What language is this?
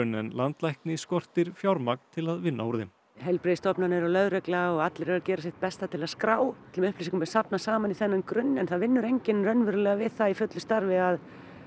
Icelandic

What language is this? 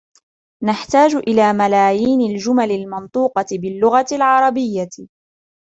Arabic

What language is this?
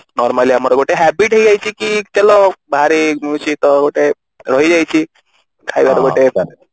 Odia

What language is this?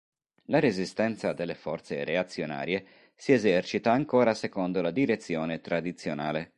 Italian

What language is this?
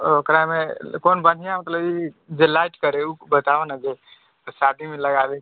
Maithili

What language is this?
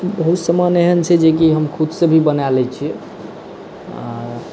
Maithili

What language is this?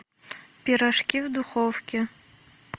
Russian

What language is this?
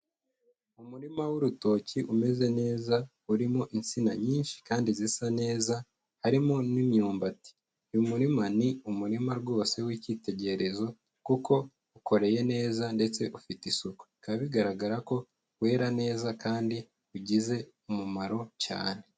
Kinyarwanda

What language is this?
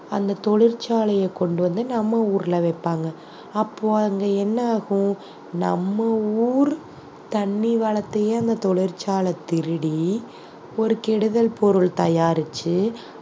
Tamil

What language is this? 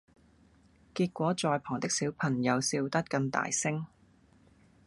Cantonese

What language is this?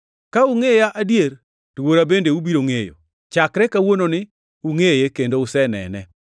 Luo (Kenya and Tanzania)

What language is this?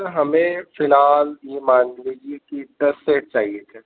Urdu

